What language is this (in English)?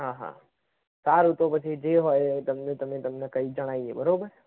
Gujarati